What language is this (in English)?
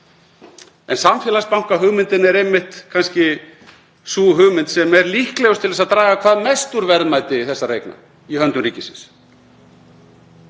Icelandic